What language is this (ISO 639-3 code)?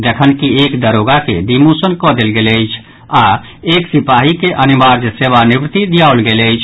mai